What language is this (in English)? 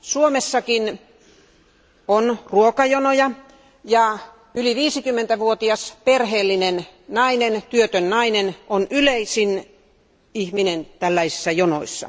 Finnish